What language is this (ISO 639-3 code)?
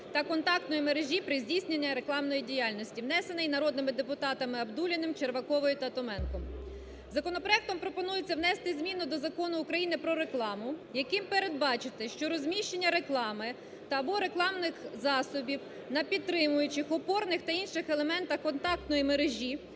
ukr